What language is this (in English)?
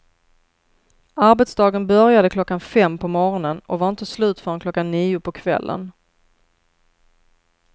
Swedish